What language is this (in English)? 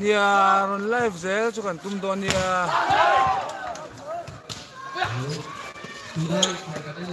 Arabic